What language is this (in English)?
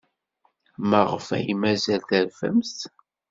Kabyle